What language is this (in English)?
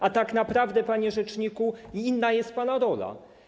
Polish